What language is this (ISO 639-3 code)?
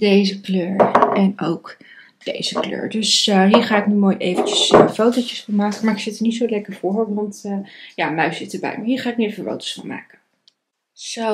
nld